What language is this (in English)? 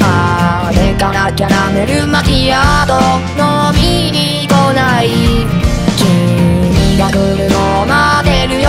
Thai